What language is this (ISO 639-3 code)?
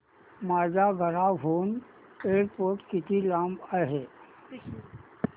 mar